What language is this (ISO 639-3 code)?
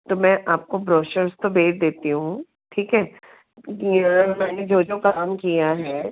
hin